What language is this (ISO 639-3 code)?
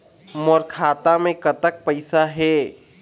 hne